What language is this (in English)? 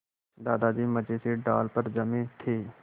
Hindi